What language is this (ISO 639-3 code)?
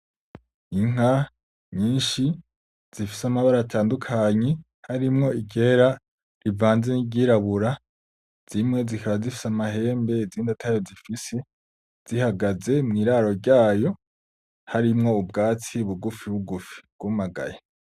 run